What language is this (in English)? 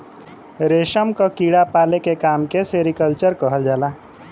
Bhojpuri